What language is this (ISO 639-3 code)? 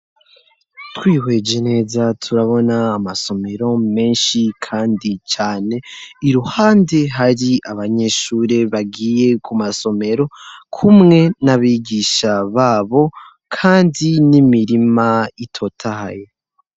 run